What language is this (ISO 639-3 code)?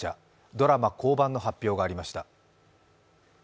jpn